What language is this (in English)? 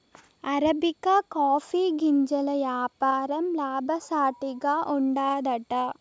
Telugu